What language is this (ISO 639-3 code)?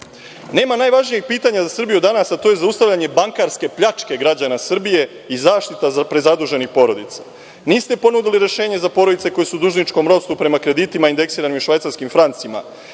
srp